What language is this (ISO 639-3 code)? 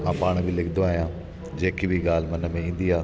snd